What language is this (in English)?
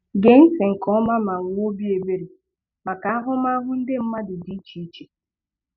Igbo